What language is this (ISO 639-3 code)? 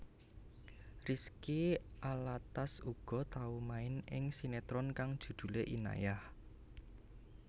jav